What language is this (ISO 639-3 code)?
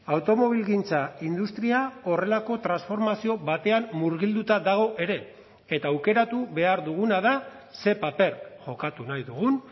eus